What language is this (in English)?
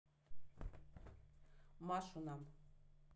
Russian